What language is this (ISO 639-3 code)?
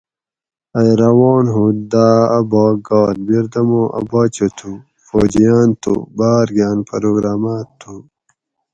gwc